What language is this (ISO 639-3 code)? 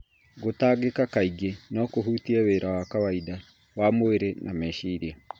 kik